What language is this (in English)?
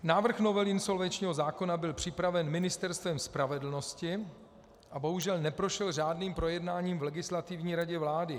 Czech